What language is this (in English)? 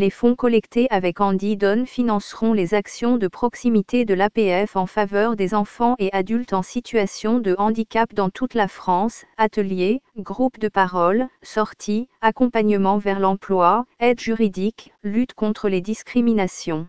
French